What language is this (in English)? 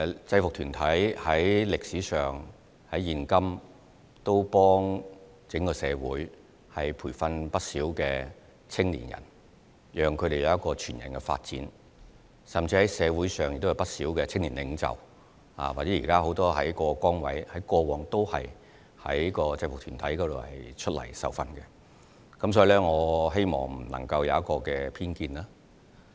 Cantonese